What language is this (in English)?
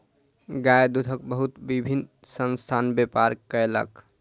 Maithili